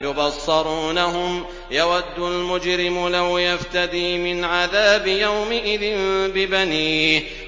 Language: Arabic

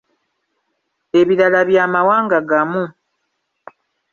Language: Ganda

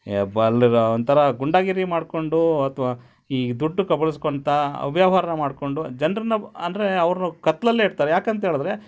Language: Kannada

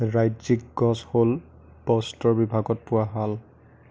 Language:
Assamese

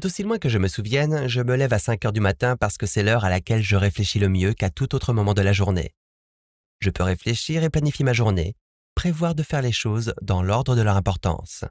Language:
French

